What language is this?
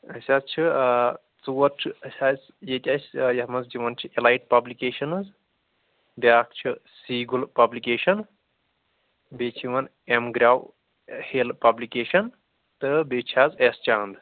Kashmiri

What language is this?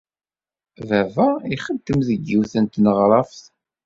Kabyle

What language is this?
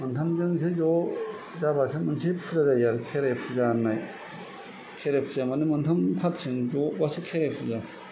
Bodo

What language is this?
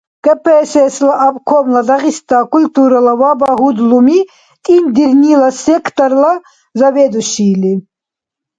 Dargwa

